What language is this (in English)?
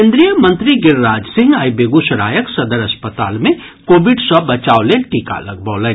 Maithili